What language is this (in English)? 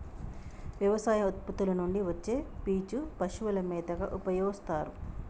Telugu